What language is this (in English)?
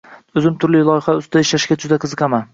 Uzbek